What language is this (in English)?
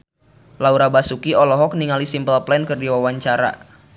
Sundanese